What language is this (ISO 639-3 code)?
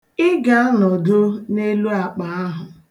ibo